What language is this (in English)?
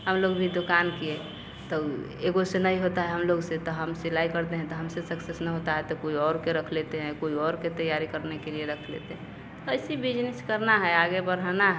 Hindi